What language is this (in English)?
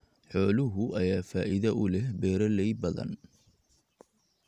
Somali